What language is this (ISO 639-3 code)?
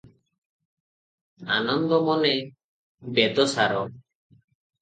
ori